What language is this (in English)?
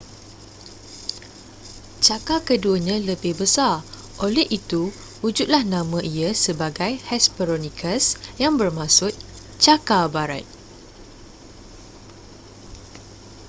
Malay